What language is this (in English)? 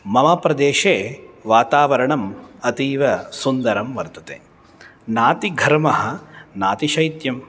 Sanskrit